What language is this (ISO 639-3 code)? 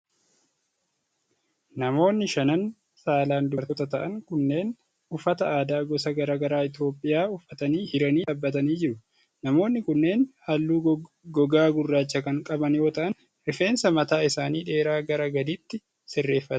orm